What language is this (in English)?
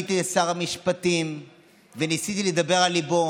Hebrew